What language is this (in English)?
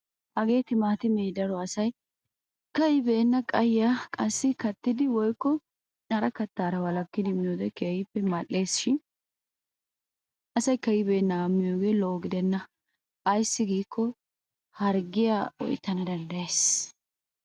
Wolaytta